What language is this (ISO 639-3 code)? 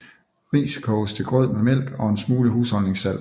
dan